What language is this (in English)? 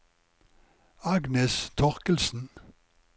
Norwegian